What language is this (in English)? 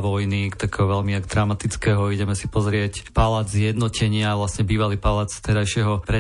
Slovak